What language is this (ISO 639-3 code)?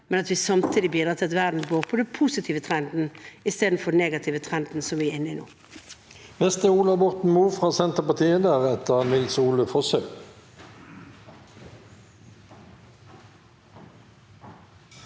nor